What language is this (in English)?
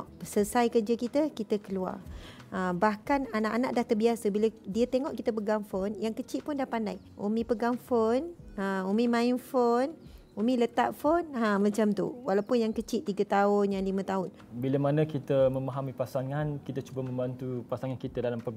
Malay